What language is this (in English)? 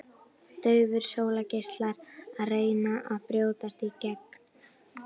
Icelandic